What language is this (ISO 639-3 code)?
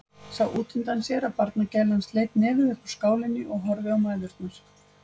isl